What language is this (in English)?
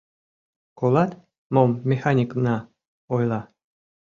Mari